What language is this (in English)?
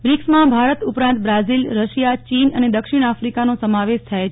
Gujarati